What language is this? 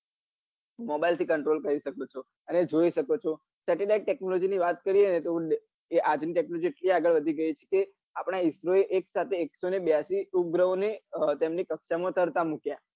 Gujarati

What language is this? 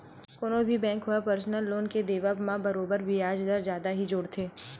Chhattisgarhi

